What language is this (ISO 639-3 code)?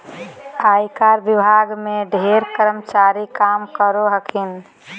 mag